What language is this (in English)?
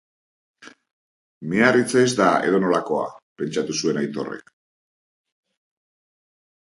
Basque